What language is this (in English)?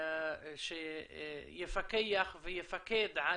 Hebrew